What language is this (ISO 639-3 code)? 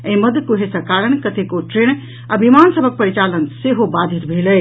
mai